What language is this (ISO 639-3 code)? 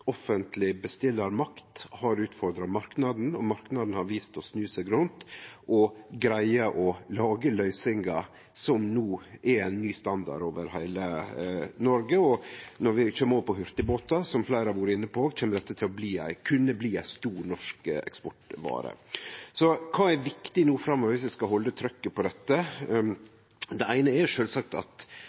nno